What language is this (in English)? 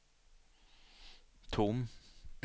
Swedish